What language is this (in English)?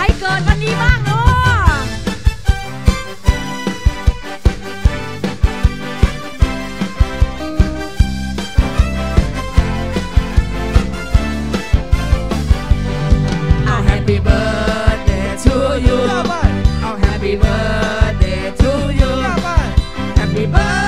Thai